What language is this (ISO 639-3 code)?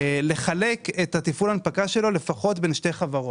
heb